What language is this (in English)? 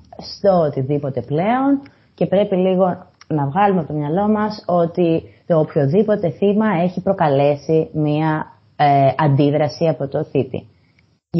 Greek